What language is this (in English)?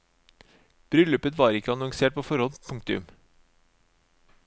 Norwegian